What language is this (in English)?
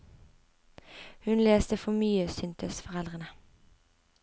Norwegian